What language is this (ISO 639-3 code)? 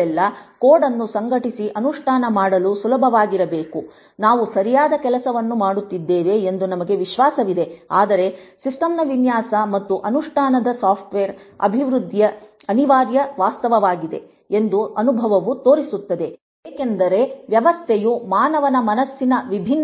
kan